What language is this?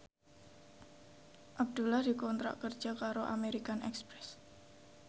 Javanese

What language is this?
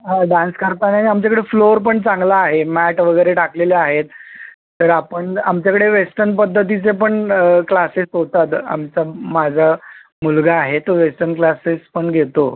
Marathi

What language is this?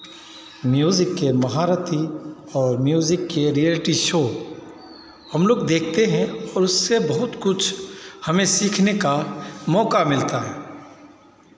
Hindi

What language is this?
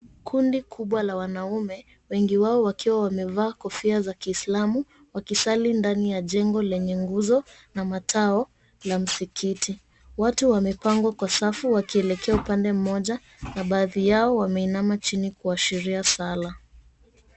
Swahili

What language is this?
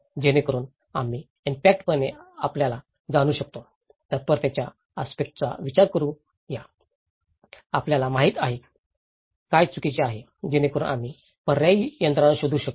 Marathi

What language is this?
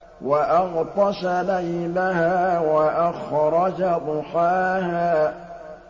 Arabic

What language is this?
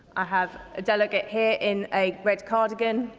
English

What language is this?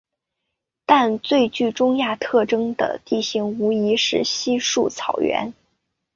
Chinese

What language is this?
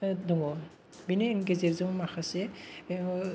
Bodo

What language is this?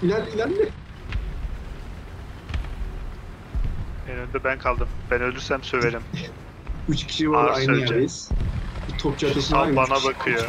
Turkish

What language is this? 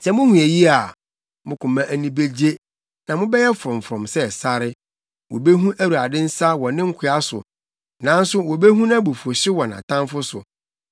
Akan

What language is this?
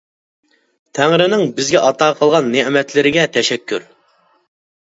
Uyghur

